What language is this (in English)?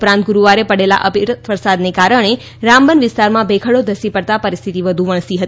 Gujarati